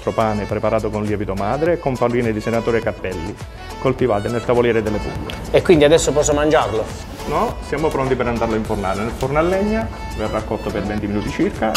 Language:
Italian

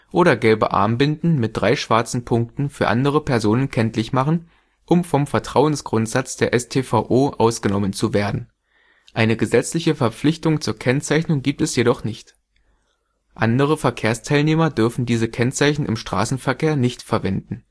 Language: German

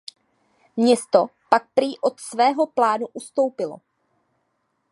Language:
Czech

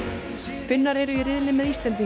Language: Icelandic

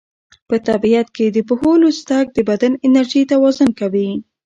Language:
Pashto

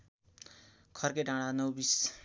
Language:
Nepali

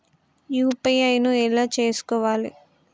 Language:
Telugu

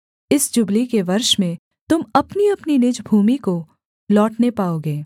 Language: Hindi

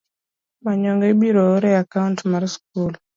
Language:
Luo (Kenya and Tanzania)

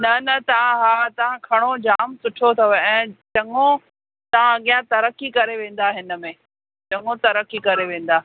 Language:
Sindhi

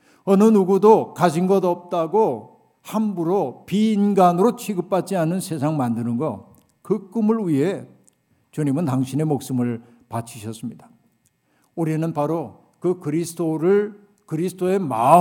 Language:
Korean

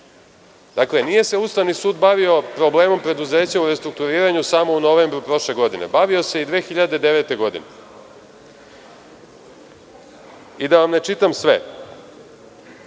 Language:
Serbian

